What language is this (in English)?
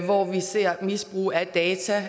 Danish